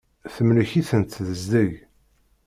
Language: Kabyle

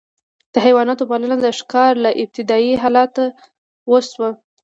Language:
Pashto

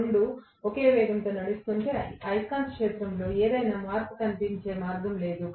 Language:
Telugu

